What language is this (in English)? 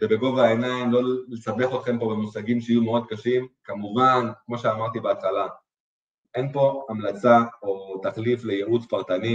Hebrew